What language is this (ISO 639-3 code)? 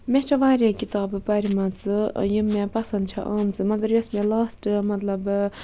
kas